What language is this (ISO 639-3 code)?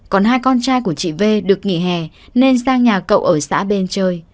vie